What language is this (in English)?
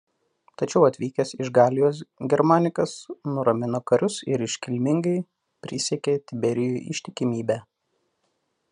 Lithuanian